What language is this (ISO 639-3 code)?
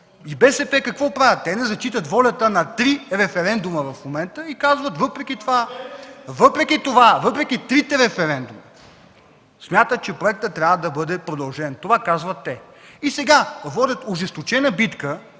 bul